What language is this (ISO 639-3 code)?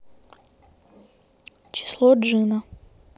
rus